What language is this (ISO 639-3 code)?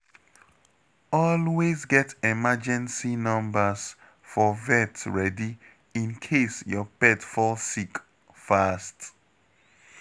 pcm